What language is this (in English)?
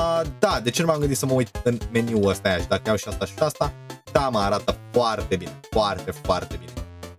Romanian